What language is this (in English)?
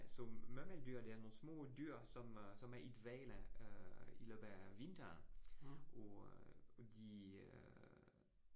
Danish